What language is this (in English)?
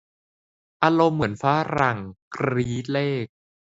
Thai